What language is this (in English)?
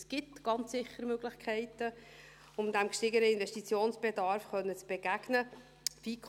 Swiss German